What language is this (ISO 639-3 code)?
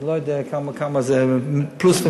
heb